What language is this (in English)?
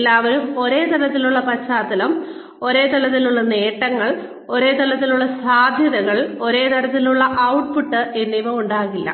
Malayalam